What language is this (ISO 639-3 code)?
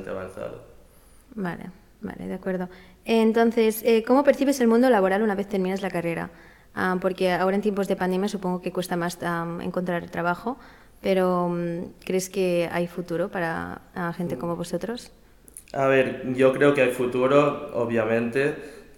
spa